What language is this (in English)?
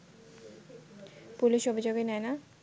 Bangla